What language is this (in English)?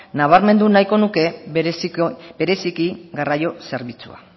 Basque